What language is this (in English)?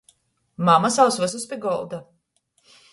Latgalian